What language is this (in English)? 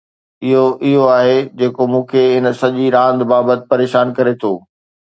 Sindhi